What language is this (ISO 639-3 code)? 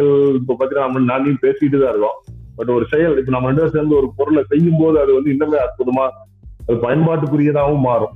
tam